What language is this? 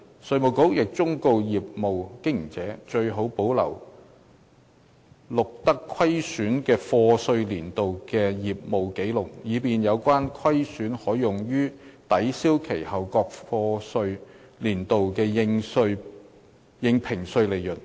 Cantonese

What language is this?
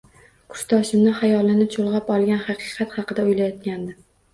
Uzbek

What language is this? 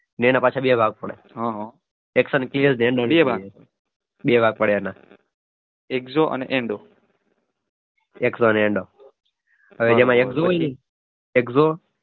Gujarati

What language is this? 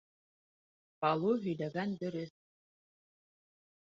Bashkir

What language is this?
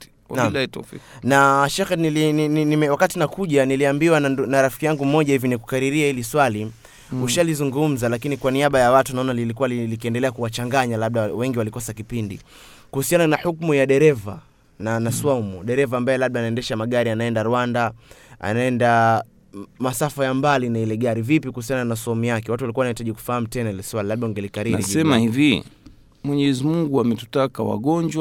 Swahili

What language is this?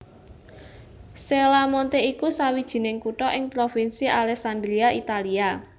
Javanese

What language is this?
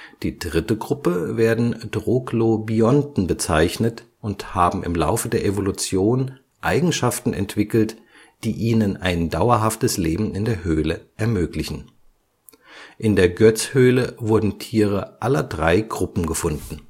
German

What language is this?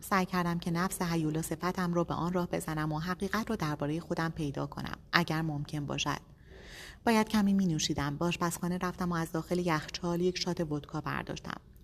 Persian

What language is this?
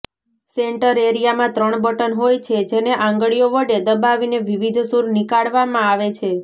Gujarati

